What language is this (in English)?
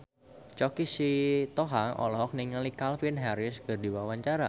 Sundanese